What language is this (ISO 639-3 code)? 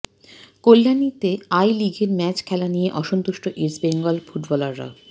ben